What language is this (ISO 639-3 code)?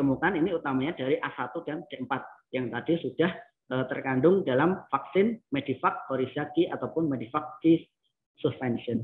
ind